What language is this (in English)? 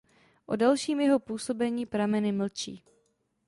Czech